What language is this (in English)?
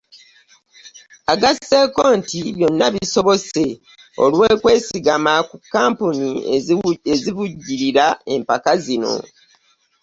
Ganda